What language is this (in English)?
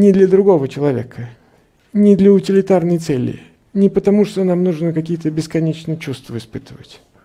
Russian